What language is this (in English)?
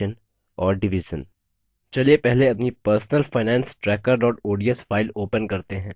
Hindi